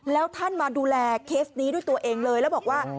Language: Thai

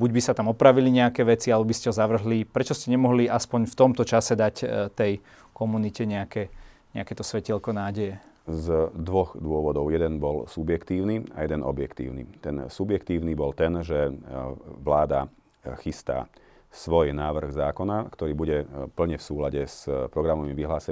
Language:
Slovak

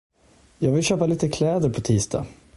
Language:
Swedish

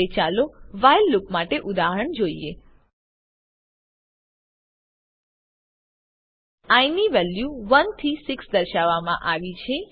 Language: Gujarati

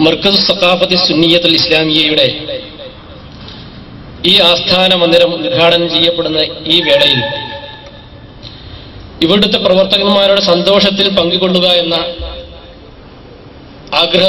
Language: Arabic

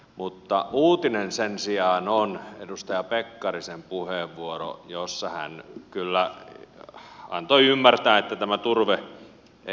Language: Finnish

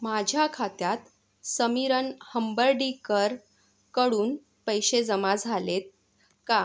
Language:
Marathi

